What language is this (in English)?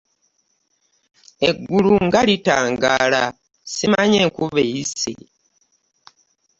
Ganda